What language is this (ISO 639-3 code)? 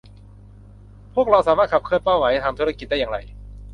tha